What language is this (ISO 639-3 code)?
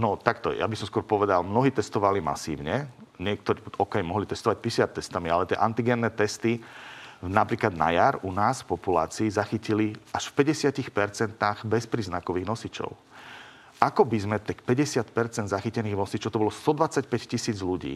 slk